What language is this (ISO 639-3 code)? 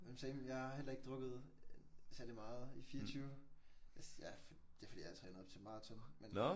dan